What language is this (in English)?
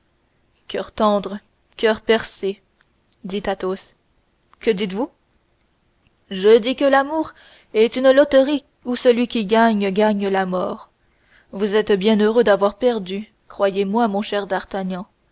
French